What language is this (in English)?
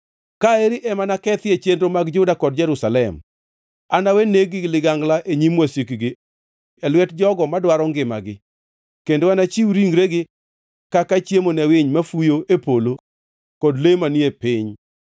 Luo (Kenya and Tanzania)